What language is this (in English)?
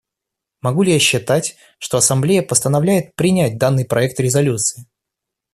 Russian